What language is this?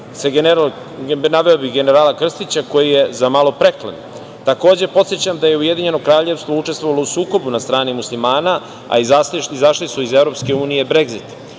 Serbian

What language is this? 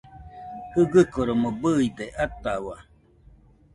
Nüpode Huitoto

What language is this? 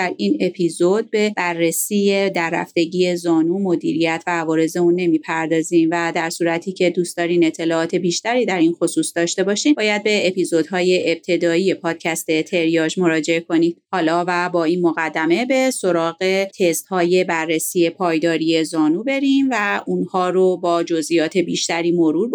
Persian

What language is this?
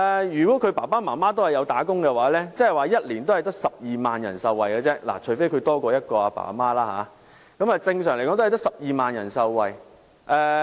Cantonese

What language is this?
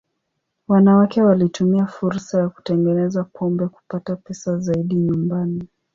Swahili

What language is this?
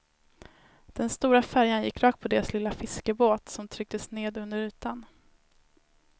Swedish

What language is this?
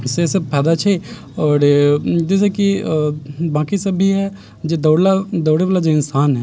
Maithili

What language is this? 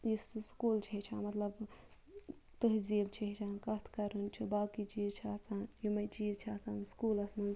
Kashmiri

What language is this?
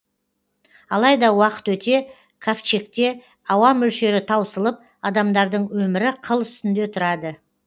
Kazakh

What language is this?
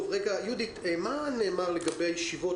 Hebrew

